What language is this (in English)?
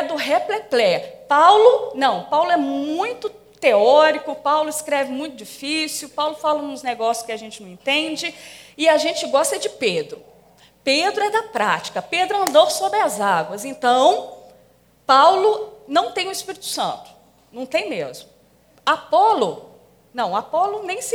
Portuguese